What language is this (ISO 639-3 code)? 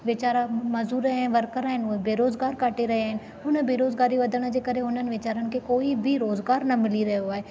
snd